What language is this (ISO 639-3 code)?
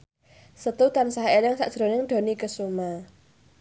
jav